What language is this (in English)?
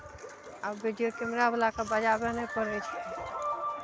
Maithili